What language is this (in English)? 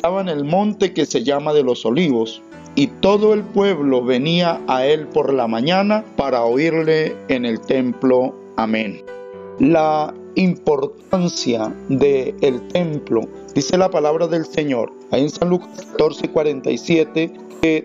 Spanish